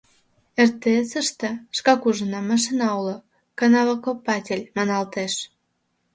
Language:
Mari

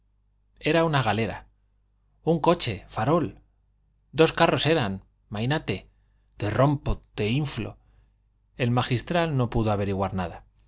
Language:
Spanish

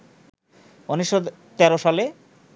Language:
Bangla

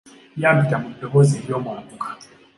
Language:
Ganda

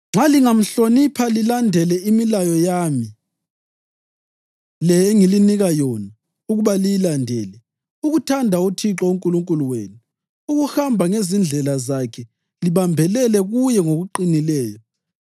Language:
North Ndebele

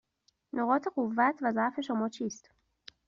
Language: Persian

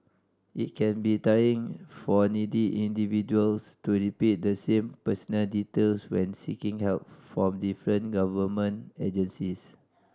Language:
English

